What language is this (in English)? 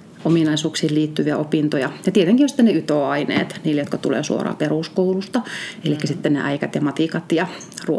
Finnish